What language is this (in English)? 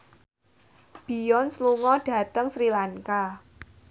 Javanese